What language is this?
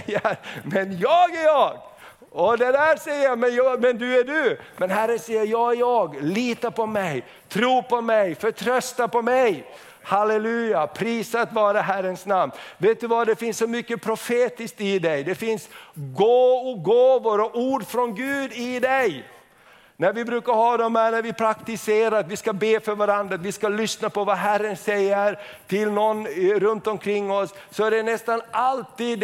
Swedish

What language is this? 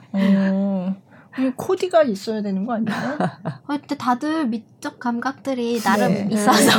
Korean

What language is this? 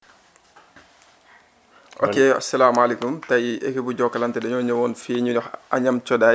Wolof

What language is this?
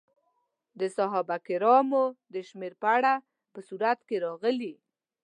Pashto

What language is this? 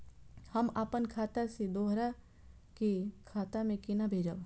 Maithili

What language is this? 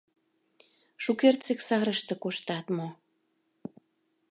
Mari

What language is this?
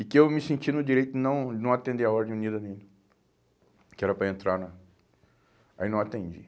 Portuguese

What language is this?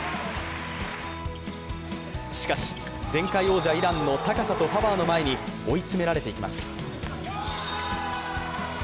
Japanese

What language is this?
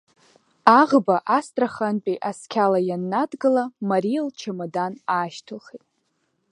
Abkhazian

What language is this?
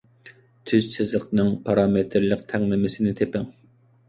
Uyghur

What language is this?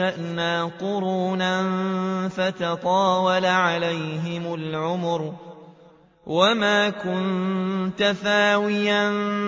Arabic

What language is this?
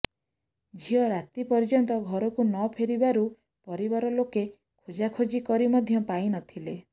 Odia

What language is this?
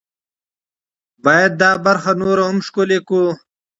Pashto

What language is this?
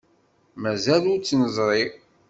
Kabyle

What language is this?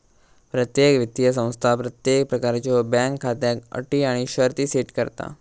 Marathi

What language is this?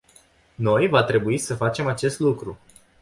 Romanian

